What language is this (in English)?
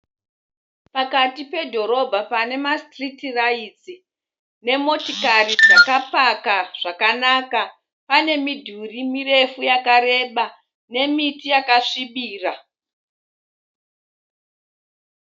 Shona